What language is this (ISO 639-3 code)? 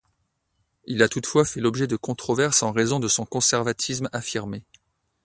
fra